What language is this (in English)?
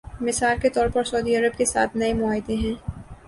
Urdu